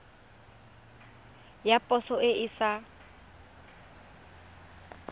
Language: Tswana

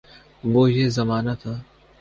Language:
Urdu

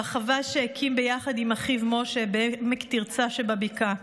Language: Hebrew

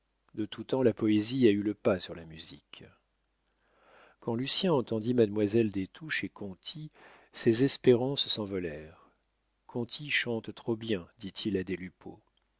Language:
French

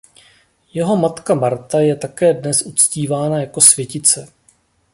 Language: Czech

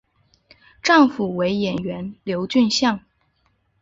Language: Chinese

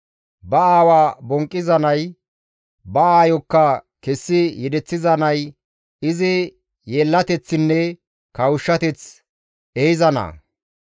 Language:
Gamo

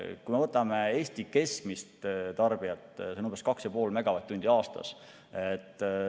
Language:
Estonian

